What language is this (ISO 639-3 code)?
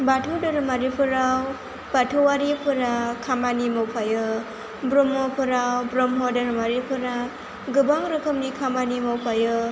brx